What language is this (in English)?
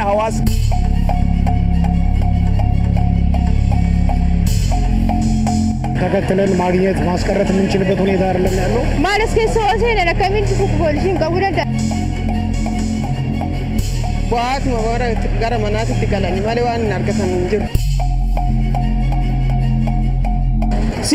Indonesian